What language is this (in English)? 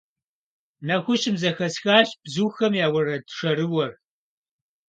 Kabardian